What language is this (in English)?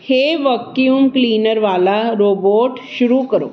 Punjabi